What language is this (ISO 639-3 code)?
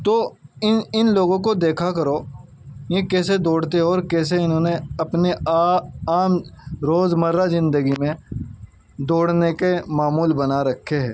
urd